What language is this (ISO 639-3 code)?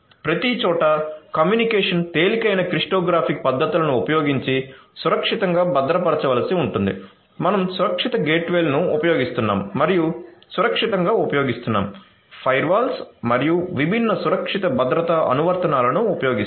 tel